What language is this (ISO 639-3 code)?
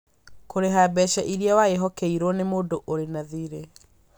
kik